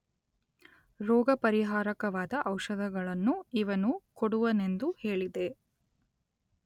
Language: Kannada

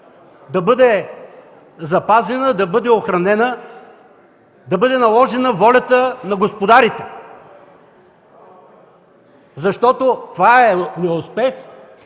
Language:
Bulgarian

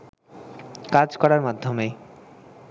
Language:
Bangla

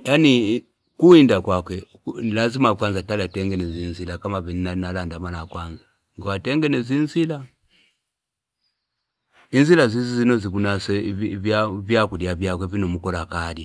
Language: Fipa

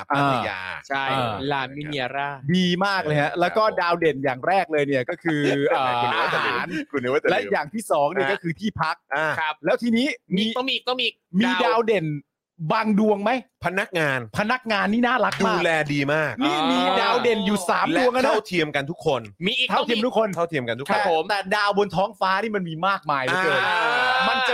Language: Thai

